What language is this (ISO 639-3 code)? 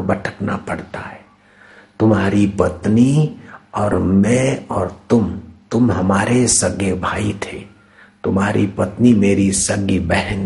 hin